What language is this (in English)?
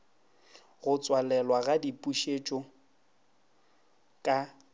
Northern Sotho